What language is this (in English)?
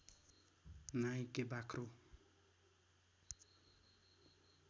Nepali